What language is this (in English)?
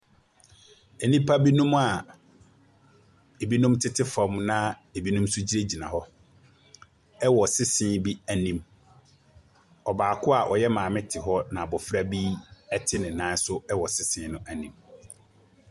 Akan